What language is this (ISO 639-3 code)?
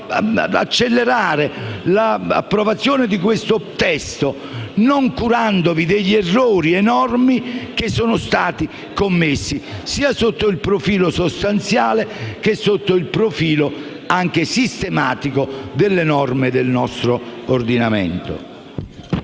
ita